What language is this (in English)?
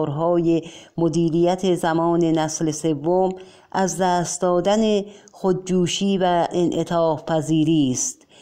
Persian